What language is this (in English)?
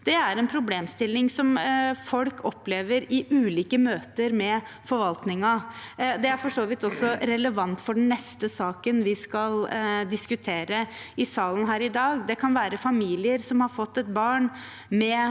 Norwegian